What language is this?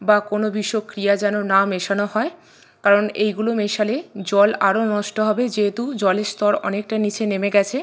Bangla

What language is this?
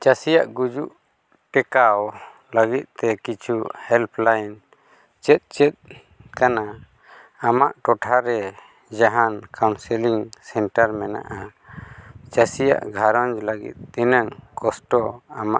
Santali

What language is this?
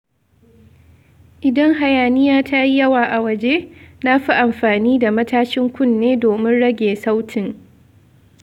Hausa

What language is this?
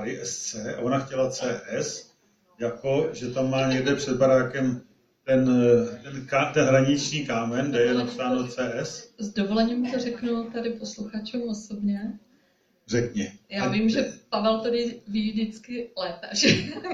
Czech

